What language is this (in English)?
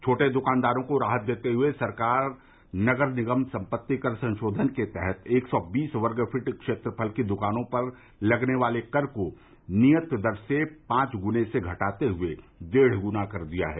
Hindi